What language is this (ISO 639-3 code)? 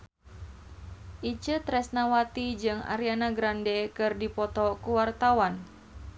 sun